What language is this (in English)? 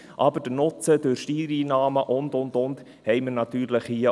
Swiss German